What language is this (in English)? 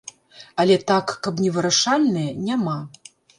Belarusian